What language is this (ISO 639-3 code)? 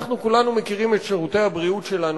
heb